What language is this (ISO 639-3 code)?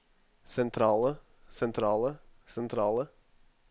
nor